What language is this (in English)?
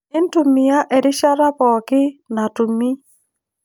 Masai